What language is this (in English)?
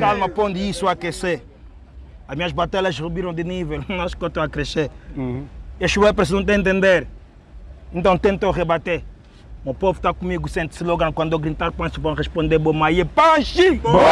Portuguese